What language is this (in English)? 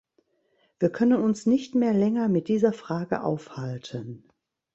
German